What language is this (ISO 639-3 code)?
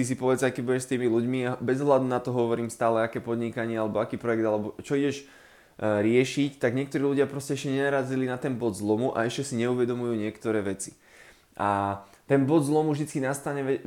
slk